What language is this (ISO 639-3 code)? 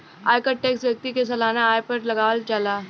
bho